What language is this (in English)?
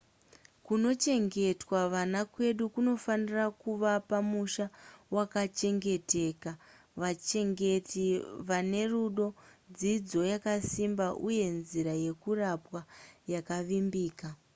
Shona